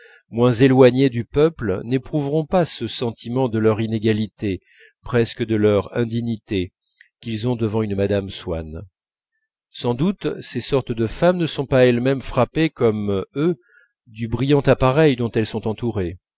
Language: French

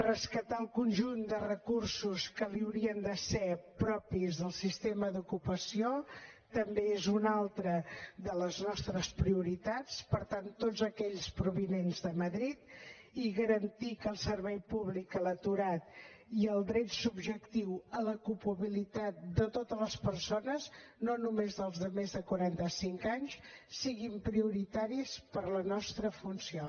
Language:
Catalan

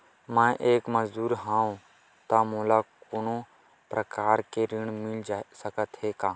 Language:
Chhattisgarhi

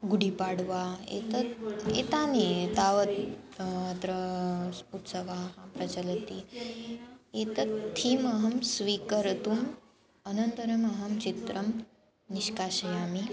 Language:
Sanskrit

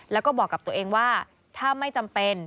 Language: Thai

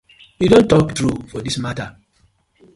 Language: Nigerian Pidgin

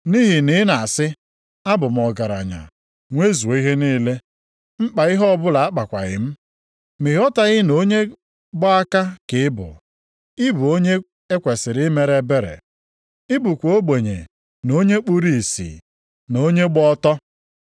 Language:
Igbo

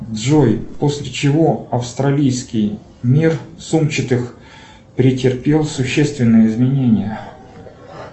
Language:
Russian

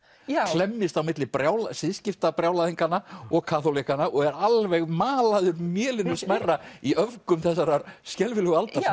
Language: Icelandic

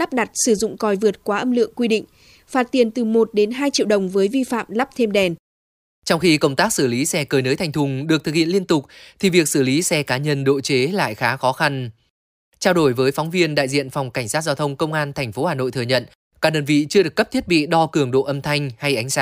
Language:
Vietnamese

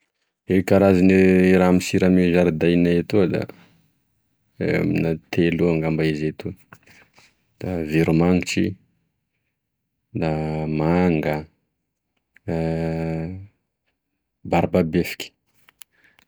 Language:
Tesaka Malagasy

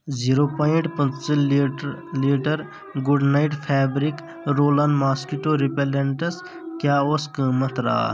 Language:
Kashmiri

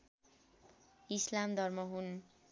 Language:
Nepali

